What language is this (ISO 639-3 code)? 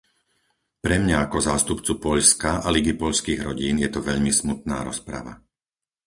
slk